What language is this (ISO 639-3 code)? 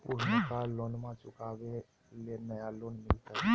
mag